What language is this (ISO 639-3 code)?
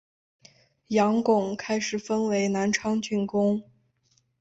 zho